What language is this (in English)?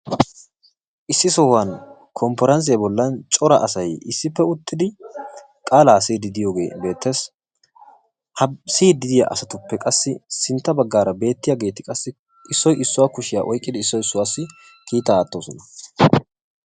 Wolaytta